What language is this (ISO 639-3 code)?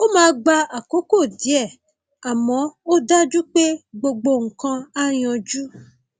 yor